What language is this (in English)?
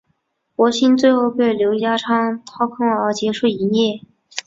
Chinese